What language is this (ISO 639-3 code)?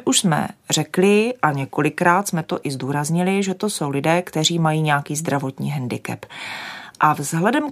ces